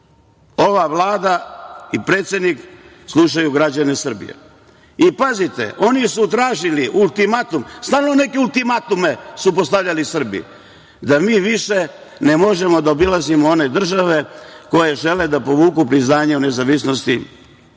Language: Serbian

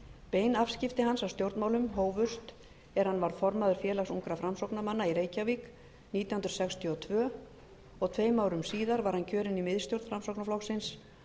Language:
Icelandic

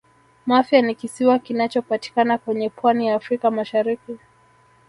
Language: Swahili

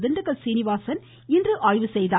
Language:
Tamil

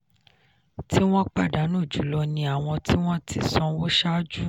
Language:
Yoruba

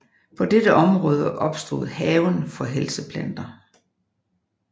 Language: Danish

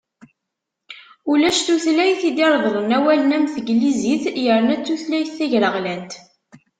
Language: Kabyle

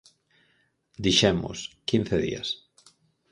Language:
Galician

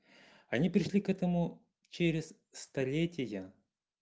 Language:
Russian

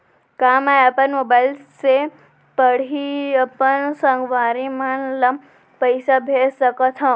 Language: Chhattisgarhi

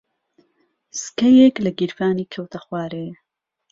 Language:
Central Kurdish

